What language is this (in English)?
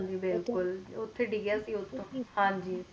Punjabi